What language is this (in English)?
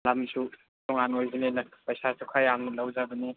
Manipuri